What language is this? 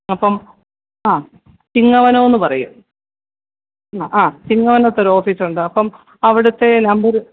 Malayalam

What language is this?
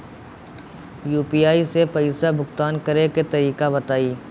Bhojpuri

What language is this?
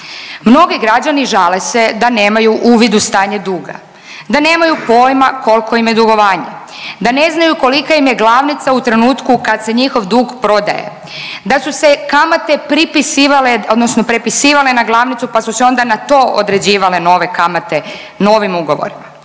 Croatian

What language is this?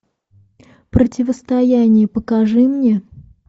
Russian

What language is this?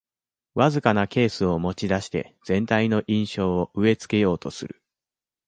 Japanese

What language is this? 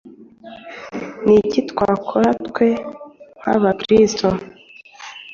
Kinyarwanda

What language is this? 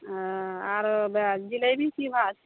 Maithili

